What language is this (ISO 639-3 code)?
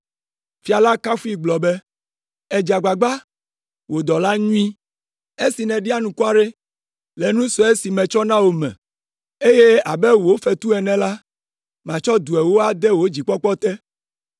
ewe